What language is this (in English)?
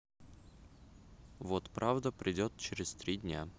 Russian